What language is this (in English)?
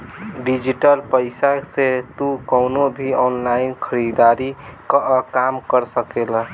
Bhojpuri